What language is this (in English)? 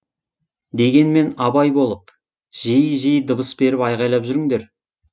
Kazakh